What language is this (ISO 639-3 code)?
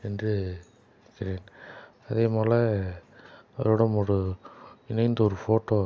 tam